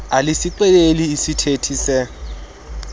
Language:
Xhosa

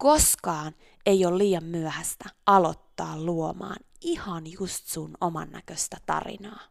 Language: Finnish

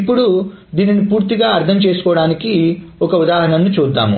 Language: Telugu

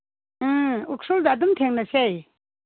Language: Manipuri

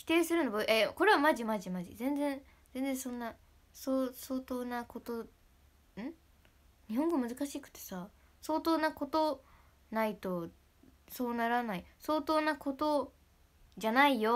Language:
Japanese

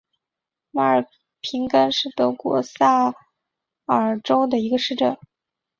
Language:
Chinese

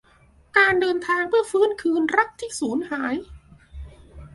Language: Thai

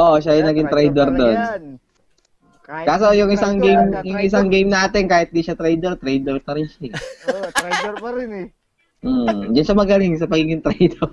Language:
Filipino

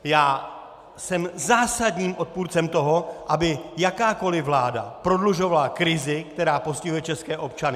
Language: Czech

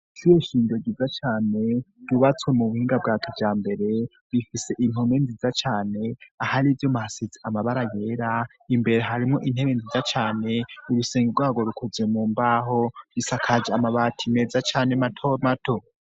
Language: Rundi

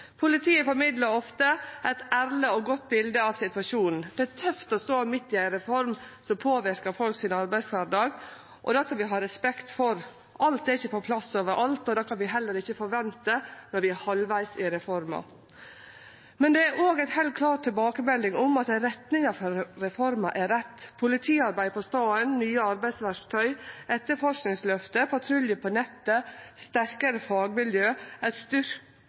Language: Norwegian Nynorsk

